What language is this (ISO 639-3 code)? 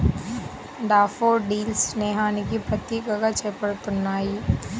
tel